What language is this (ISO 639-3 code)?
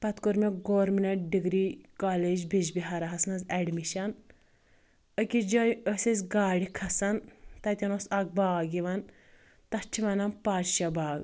kas